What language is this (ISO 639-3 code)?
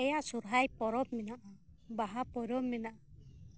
sat